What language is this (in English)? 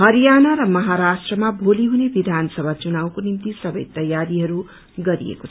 Nepali